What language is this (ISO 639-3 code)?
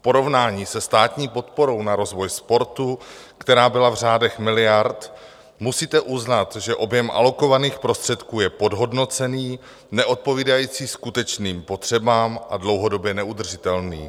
ces